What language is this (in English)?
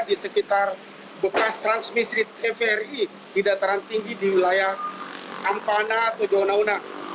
Indonesian